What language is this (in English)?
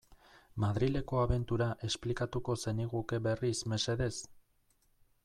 Basque